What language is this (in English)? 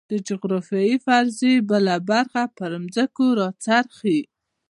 Pashto